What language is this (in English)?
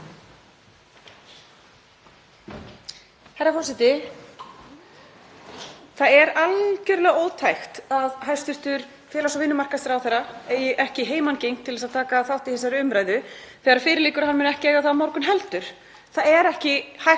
Icelandic